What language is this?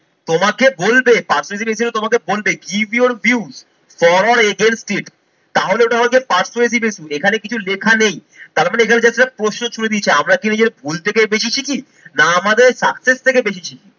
Bangla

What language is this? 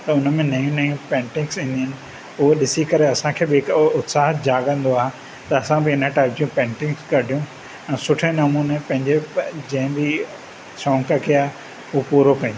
Sindhi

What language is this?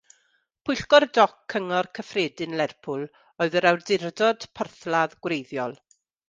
Welsh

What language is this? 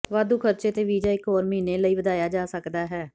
Punjabi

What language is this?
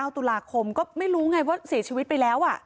Thai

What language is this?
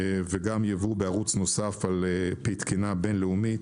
Hebrew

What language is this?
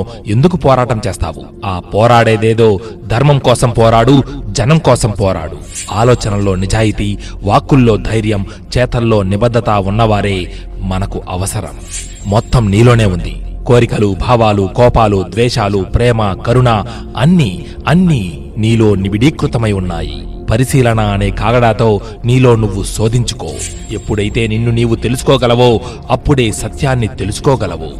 Telugu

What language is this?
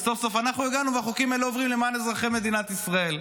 Hebrew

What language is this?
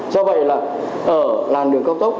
Vietnamese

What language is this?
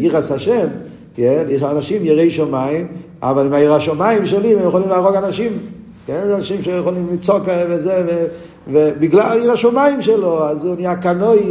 Hebrew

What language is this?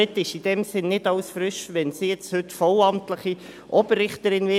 Swiss German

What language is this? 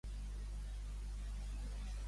Catalan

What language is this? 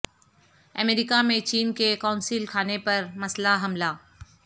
Urdu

